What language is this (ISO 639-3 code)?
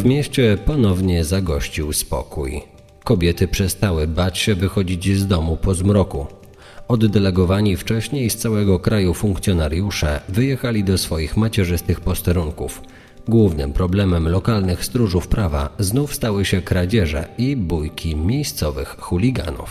pol